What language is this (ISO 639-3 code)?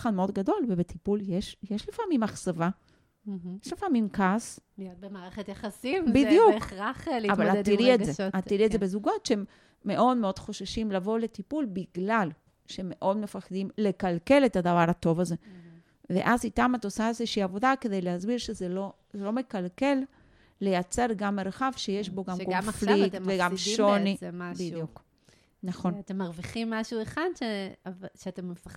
heb